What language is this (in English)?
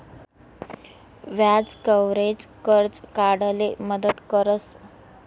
Marathi